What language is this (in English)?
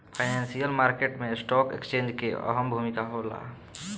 Bhojpuri